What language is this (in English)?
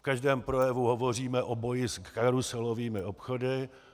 Czech